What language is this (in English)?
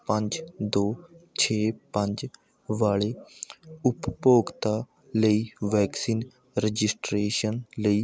Punjabi